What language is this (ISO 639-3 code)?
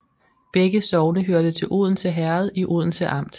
dan